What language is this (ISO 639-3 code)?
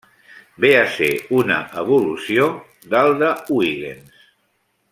cat